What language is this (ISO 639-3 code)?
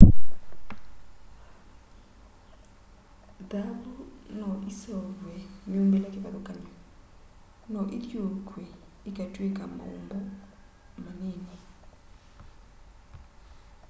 kam